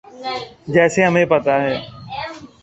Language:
Urdu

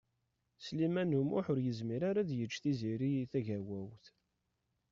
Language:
Kabyle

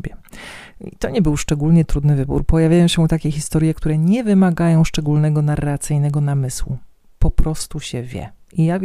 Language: Polish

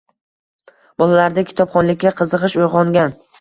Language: Uzbek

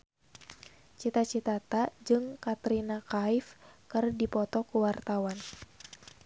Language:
Sundanese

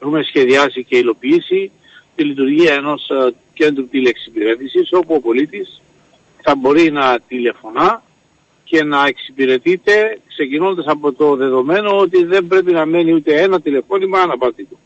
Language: Greek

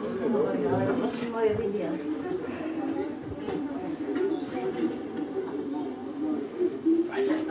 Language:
Slovak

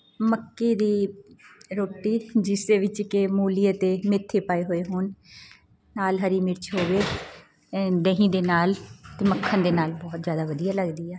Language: Punjabi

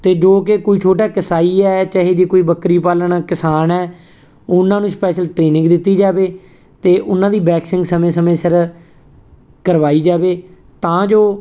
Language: Punjabi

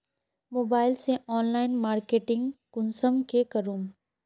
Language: Magahi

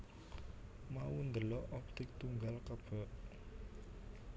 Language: Javanese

